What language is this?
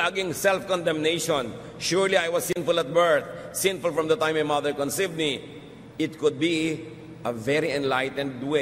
Filipino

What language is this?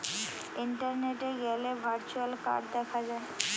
Bangla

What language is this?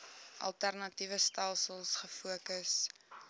Afrikaans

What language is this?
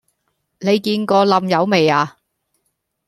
Cantonese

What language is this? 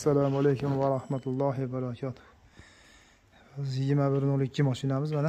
Turkish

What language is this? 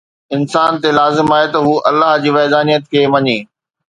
Sindhi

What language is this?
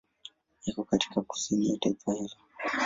Swahili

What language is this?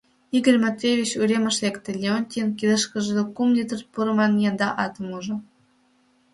Mari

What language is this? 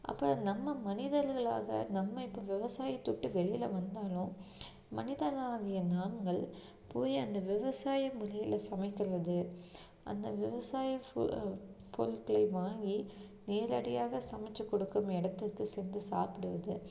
Tamil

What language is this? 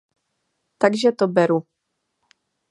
Czech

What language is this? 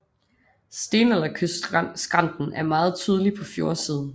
Danish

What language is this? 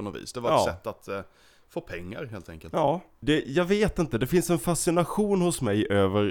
Swedish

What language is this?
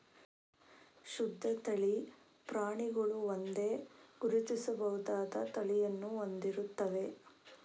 Kannada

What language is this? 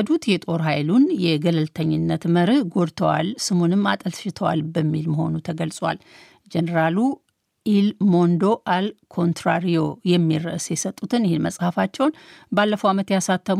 Amharic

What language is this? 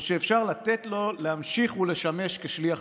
Hebrew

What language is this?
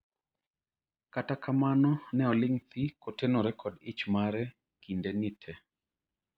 Luo (Kenya and Tanzania)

